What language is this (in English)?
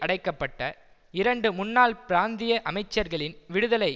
Tamil